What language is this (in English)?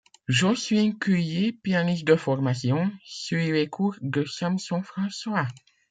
French